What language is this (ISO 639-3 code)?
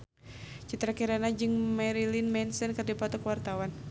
sun